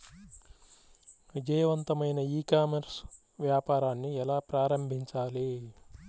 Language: Telugu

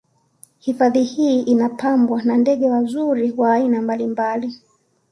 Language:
Swahili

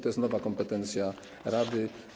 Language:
Polish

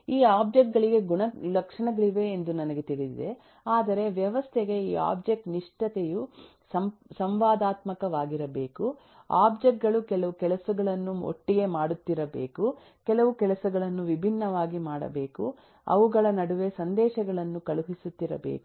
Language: Kannada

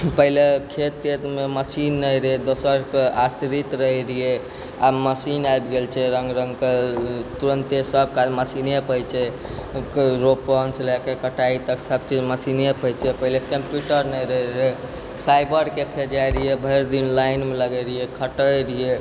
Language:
Maithili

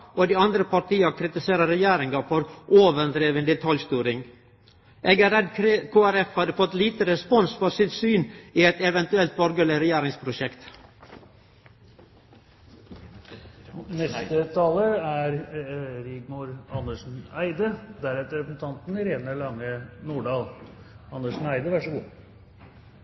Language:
Norwegian Nynorsk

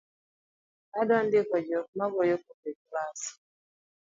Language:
Luo (Kenya and Tanzania)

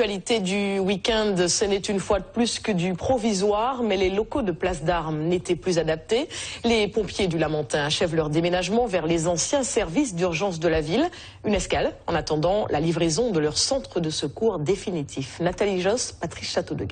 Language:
French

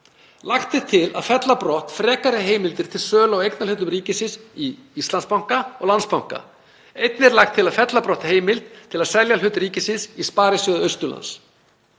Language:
Icelandic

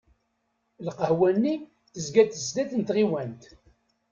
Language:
Kabyle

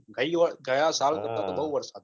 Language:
Gujarati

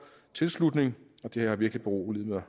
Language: Danish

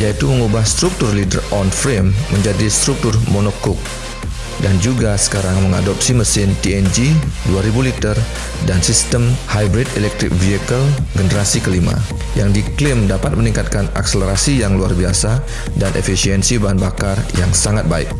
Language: Indonesian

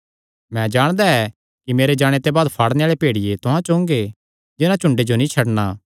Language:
Kangri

